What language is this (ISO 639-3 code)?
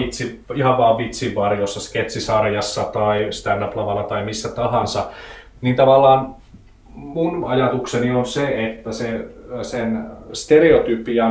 fin